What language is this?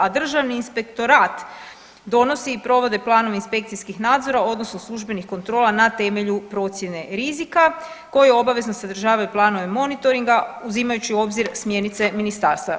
Croatian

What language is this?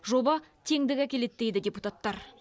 Kazakh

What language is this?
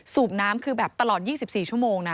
Thai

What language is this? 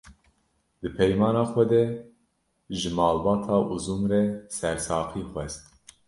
Kurdish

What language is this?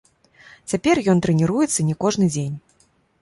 Belarusian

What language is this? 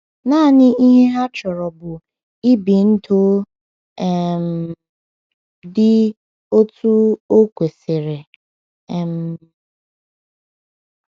Igbo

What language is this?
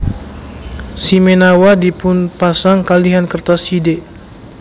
Javanese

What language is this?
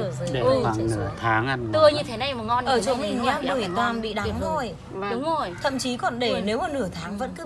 Vietnamese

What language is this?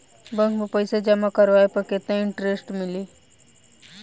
Bhojpuri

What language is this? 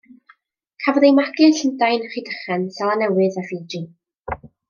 Welsh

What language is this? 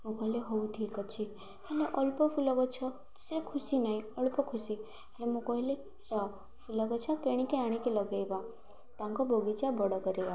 Odia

